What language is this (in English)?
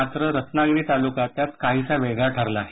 Marathi